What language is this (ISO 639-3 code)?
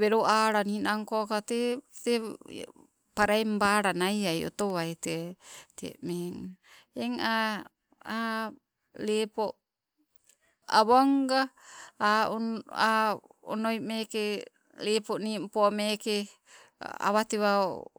nco